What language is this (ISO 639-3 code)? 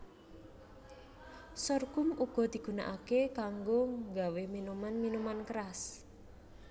jav